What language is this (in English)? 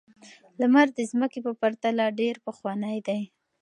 Pashto